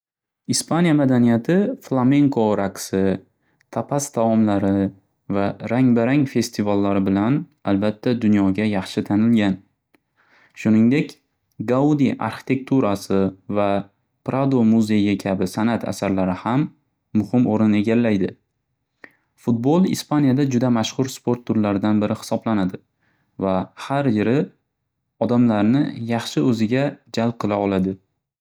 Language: Uzbek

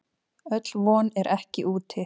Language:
Icelandic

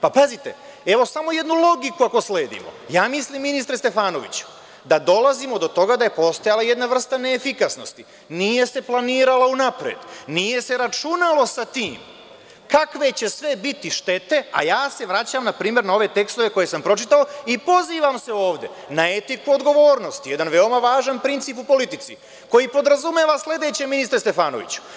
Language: Serbian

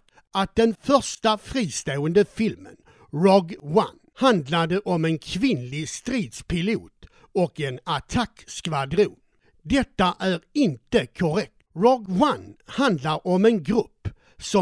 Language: Swedish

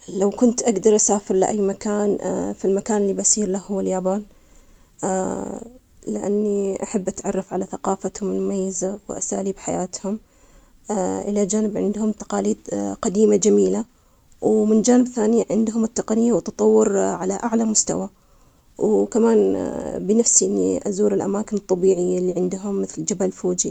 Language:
Omani Arabic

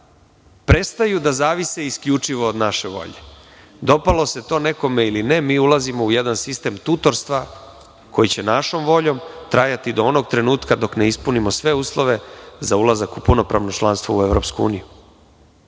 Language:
Serbian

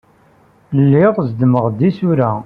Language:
Kabyle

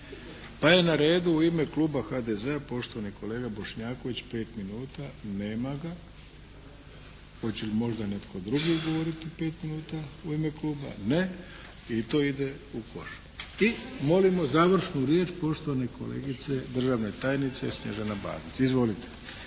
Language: Croatian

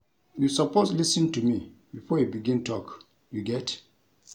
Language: Nigerian Pidgin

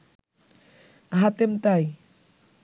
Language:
Bangla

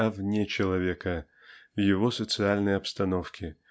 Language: Russian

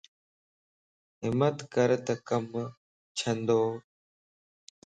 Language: Lasi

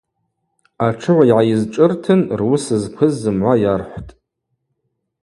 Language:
Abaza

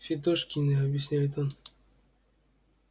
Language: Russian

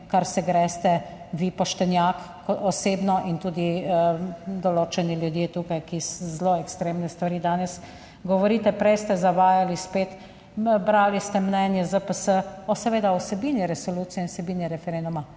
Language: Slovenian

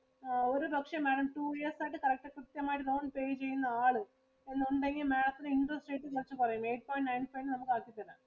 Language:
Malayalam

